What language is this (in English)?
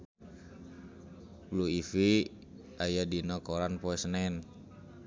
Sundanese